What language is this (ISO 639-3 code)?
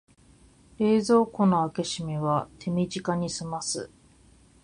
jpn